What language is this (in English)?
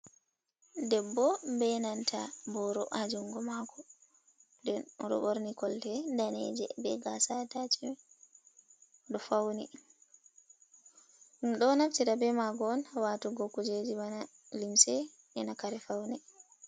Fula